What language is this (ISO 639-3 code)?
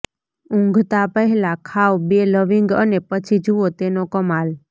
guj